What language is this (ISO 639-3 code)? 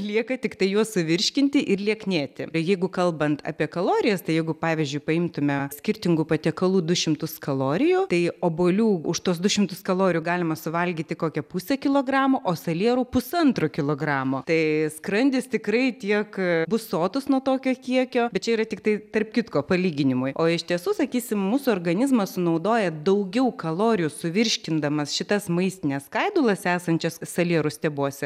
lit